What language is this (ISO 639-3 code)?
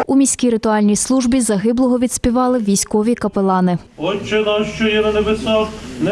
ukr